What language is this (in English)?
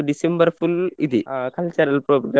Kannada